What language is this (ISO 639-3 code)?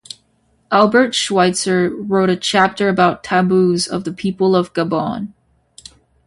eng